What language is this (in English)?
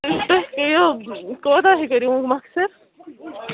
Kashmiri